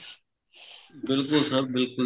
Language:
Punjabi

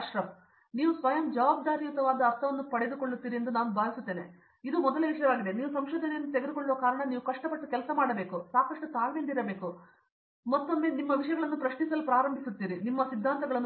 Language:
Kannada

